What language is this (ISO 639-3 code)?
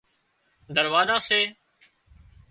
kxp